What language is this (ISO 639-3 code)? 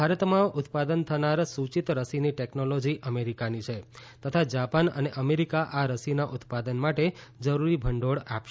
guj